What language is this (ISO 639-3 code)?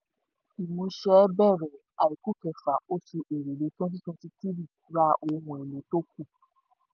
yor